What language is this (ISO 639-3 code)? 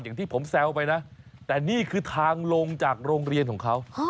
tha